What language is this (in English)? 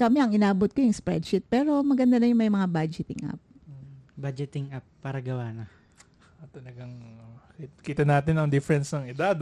Filipino